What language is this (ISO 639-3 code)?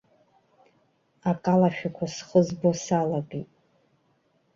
abk